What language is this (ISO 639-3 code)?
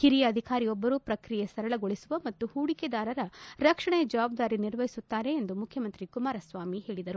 kan